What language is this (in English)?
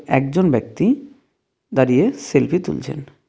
Bangla